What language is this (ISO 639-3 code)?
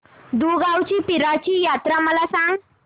mar